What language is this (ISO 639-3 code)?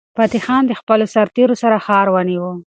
pus